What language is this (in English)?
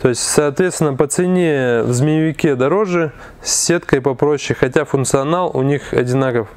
Russian